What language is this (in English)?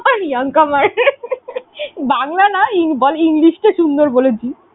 Bangla